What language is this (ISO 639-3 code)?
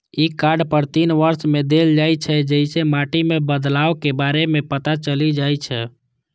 mai